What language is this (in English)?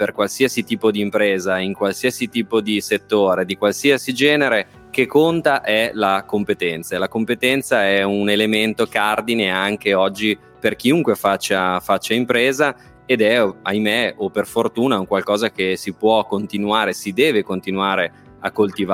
Italian